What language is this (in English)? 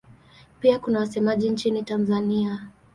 Swahili